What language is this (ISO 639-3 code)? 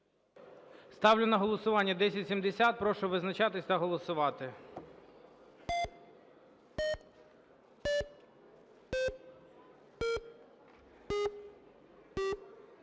ukr